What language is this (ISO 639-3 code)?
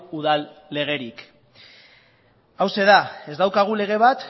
eus